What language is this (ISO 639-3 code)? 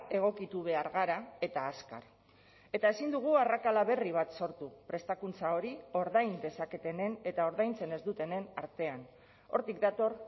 eus